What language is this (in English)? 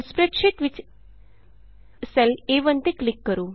Punjabi